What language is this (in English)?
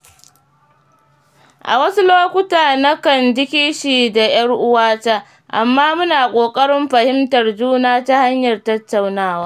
Hausa